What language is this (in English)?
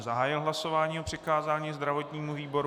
Czech